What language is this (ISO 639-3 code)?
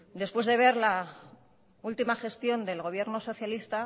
spa